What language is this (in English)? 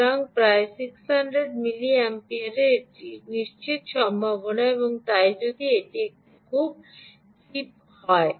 Bangla